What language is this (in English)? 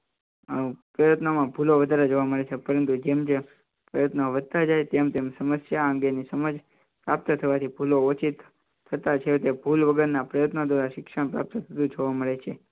Gujarati